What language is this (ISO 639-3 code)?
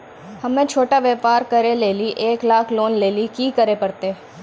mai